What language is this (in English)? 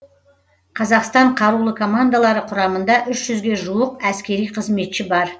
Kazakh